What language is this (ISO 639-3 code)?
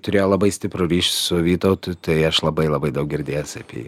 lit